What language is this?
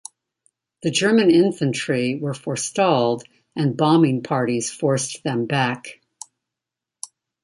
English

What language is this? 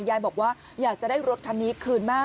Thai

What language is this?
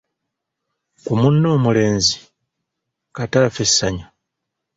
Ganda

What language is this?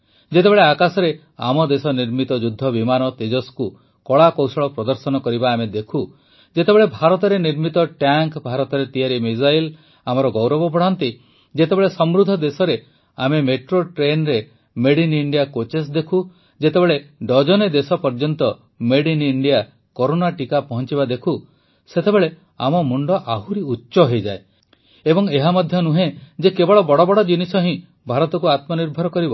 Odia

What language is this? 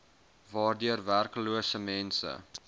Afrikaans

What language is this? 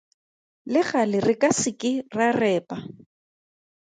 Tswana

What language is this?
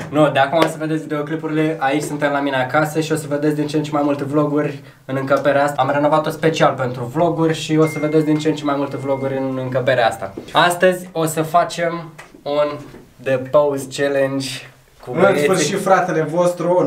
Romanian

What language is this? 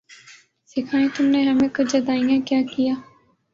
Urdu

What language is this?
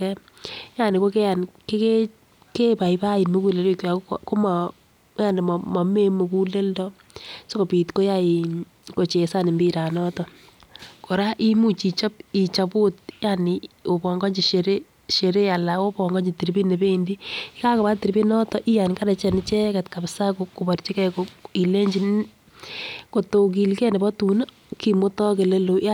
Kalenjin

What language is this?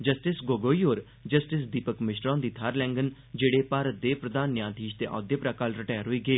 Dogri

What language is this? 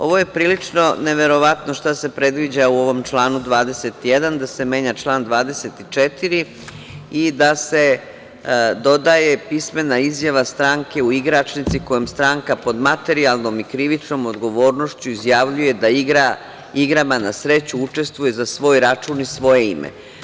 Serbian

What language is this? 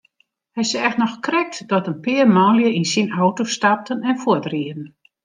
Western Frisian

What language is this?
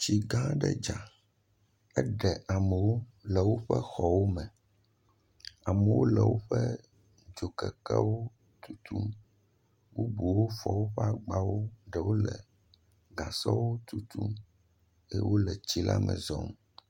Ewe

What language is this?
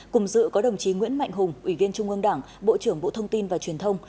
Vietnamese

